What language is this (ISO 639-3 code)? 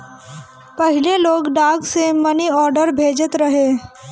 bho